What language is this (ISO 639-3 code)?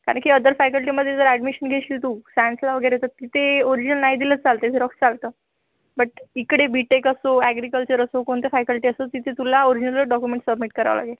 mar